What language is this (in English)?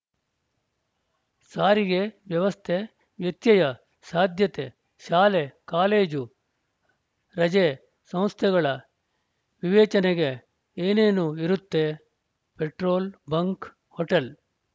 Kannada